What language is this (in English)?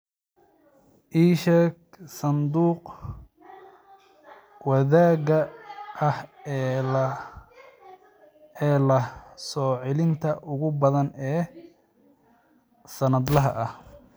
Somali